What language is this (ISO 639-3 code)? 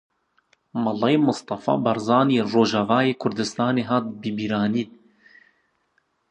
kur